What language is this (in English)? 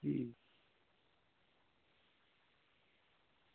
Santali